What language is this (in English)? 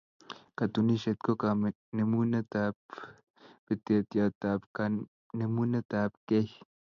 Kalenjin